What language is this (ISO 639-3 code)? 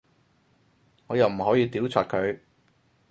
yue